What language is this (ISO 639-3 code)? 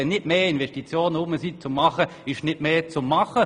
gsw